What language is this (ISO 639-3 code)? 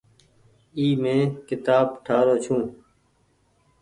gig